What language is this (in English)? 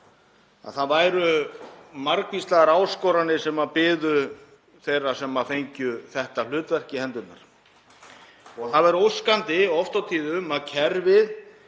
Icelandic